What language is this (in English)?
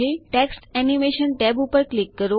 Gujarati